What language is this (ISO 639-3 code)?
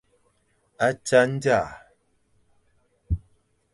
fan